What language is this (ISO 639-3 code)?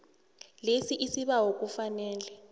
nbl